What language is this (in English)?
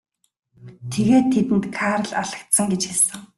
Mongolian